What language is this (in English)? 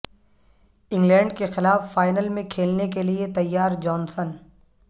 Urdu